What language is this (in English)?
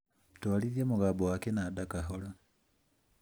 Kikuyu